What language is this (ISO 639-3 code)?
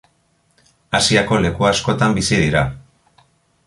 eus